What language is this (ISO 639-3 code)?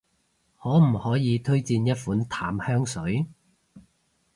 yue